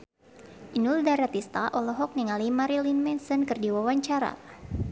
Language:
Sundanese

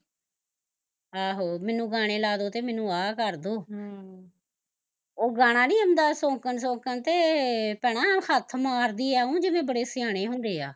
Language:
Punjabi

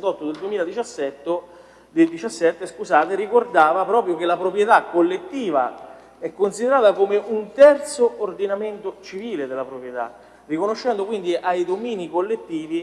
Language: Italian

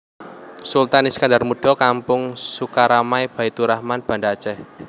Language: Javanese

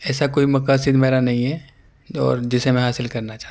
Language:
Urdu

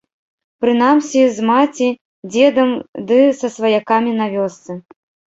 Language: Belarusian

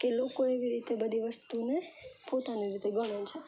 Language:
Gujarati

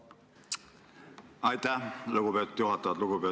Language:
Estonian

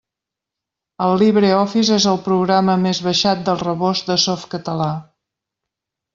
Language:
Catalan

